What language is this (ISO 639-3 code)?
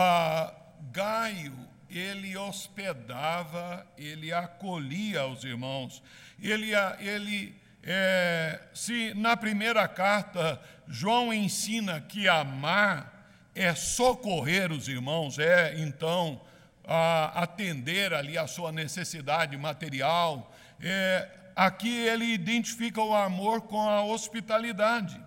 por